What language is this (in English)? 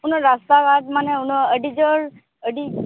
Santali